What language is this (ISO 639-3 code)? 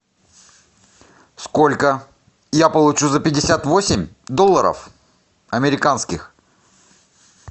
rus